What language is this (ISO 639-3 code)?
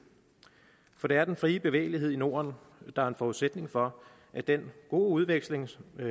dan